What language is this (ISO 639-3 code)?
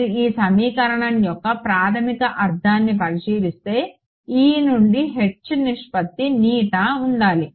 tel